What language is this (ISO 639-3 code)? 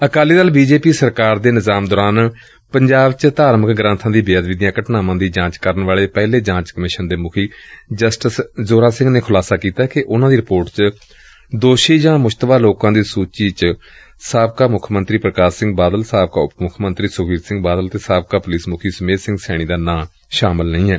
pan